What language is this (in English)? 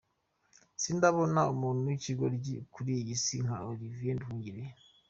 Kinyarwanda